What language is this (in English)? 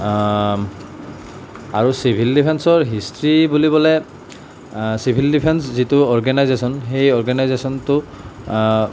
Assamese